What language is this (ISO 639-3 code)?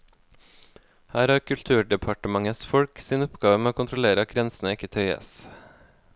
nor